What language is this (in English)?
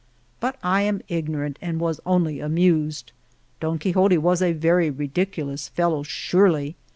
English